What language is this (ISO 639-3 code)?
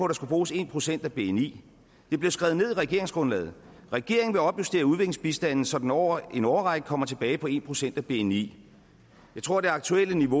dan